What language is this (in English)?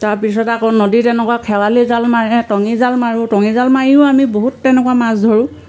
Assamese